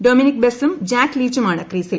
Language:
Malayalam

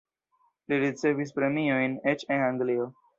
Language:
Esperanto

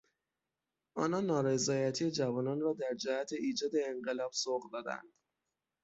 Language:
Persian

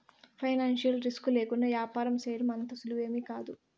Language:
Telugu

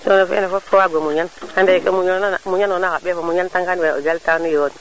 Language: Serer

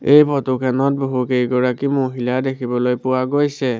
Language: Assamese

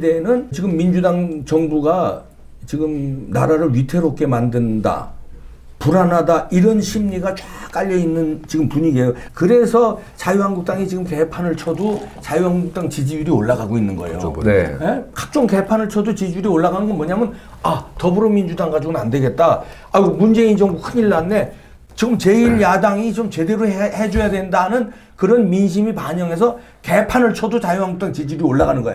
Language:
Korean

